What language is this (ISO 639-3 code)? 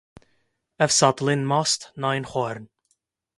kur